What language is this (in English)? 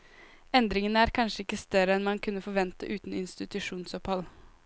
Norwegian